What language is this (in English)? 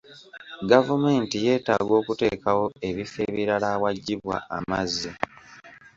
Ganda